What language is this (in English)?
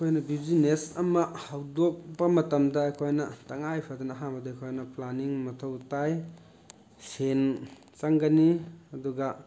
Manipuri